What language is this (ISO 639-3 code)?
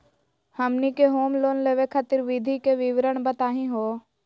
mag